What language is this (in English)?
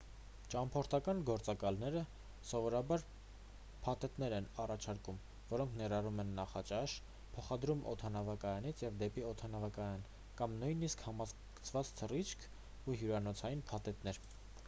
Armenian